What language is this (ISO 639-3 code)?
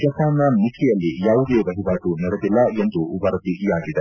kan